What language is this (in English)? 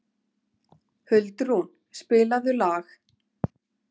Icelandic